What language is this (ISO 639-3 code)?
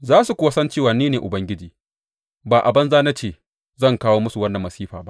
hau